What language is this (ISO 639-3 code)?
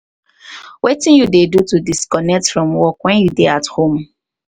pcm